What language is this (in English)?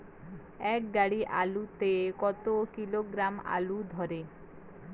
Bangla